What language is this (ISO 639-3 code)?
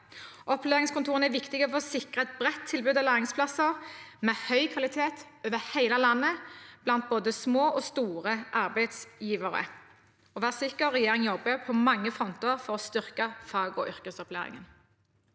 nor